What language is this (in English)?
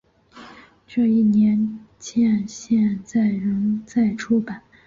Chinese